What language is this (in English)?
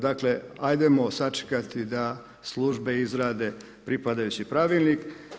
Croatian